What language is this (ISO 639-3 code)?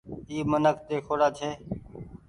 gig